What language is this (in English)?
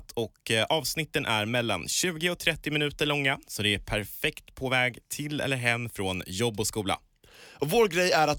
Swedish